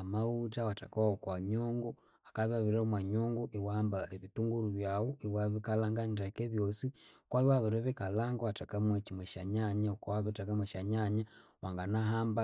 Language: Konzo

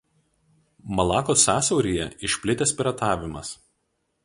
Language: Lithuanian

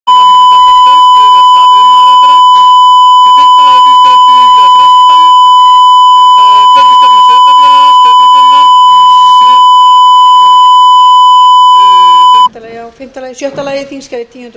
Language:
Icelandic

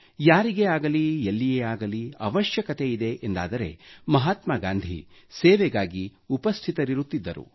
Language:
Kannada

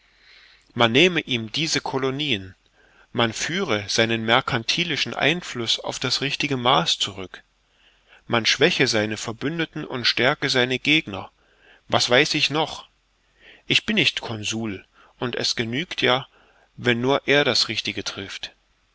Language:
German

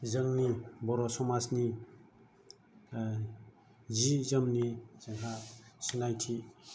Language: Bodo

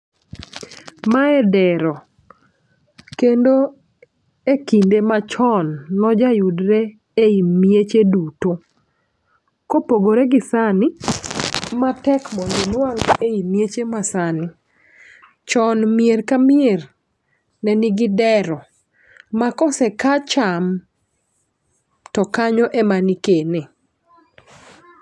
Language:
Luo (Kenya and Tanzania)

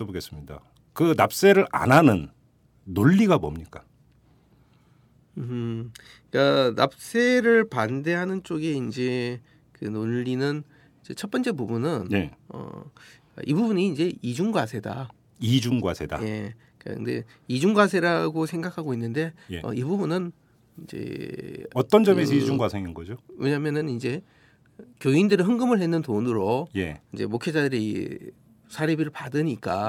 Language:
Korean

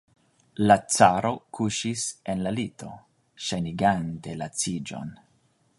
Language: Esperanto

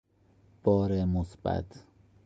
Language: Persian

